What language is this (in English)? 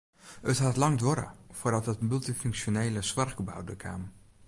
Western Frisian